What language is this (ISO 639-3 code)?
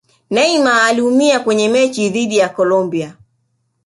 swa